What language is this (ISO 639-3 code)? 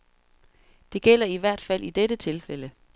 dan